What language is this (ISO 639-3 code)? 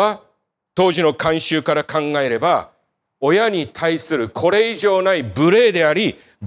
jpn